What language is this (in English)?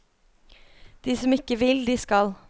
Norwegian